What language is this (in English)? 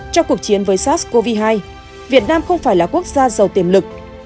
Vietnamese